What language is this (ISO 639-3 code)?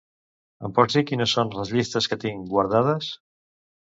cat